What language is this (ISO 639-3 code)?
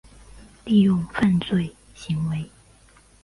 zho